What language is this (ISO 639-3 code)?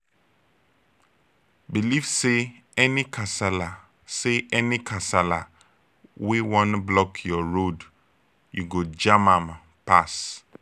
pcm